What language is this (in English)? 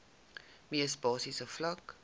Afrikaans